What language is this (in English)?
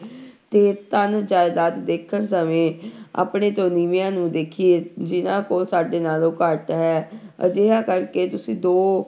Punjabi